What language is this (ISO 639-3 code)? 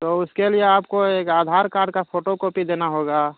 urd